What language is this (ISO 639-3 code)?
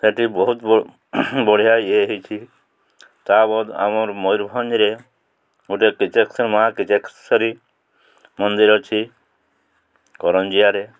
ori